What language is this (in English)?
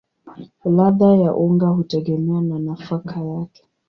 Swahili